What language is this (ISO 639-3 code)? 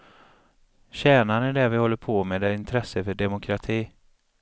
swe